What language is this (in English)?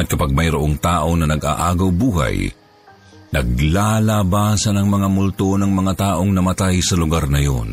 Filipino